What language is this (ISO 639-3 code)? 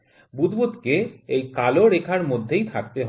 ben